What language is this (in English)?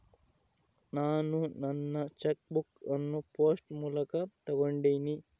Kannada